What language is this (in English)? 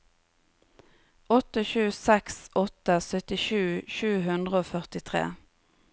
Norwegian